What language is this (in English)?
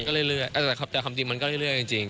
Thai